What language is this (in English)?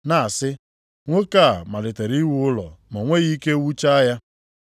Igbo